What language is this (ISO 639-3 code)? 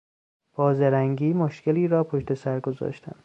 fas